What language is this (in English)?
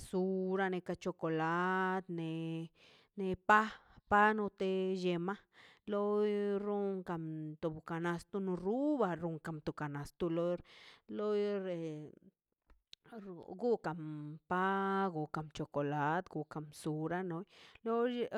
Mazaltepec Zapotec